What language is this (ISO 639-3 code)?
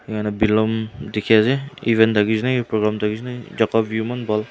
nag